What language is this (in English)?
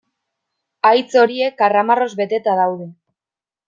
Basque